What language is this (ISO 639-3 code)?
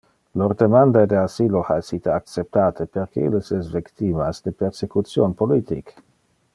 ina